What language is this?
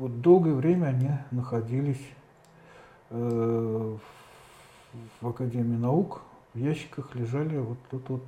Russian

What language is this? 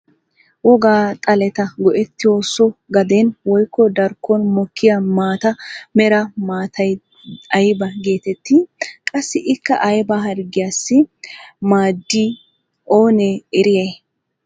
Wolaytta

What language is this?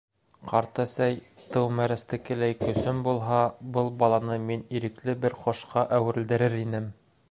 Bashkir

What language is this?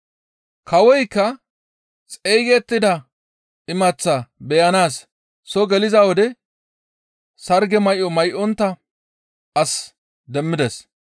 Gamo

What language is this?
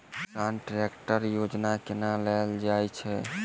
Maithili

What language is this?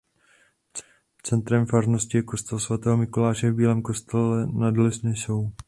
Czech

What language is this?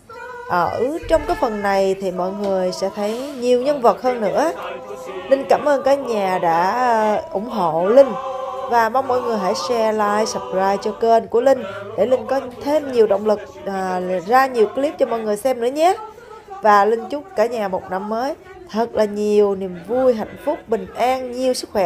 Vietnamese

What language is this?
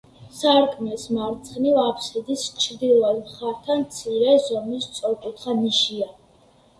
Georgian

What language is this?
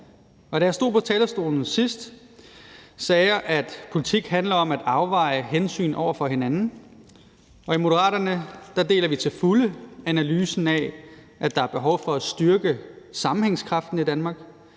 Danish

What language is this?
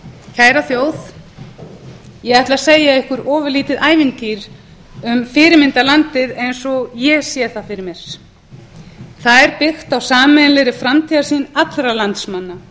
Icelandic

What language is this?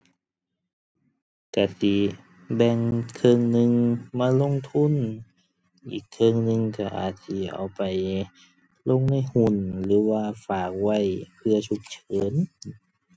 Thai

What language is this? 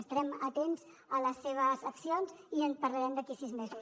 Catalan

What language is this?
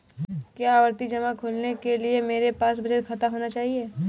Hindi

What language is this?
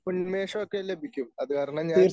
Malayalam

